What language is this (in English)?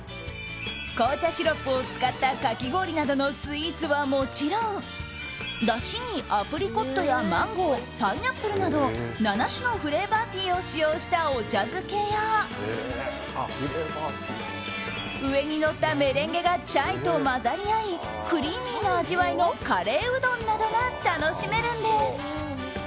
Japanese